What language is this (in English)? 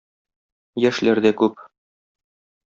Tatar